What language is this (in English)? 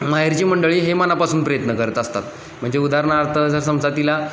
Marathi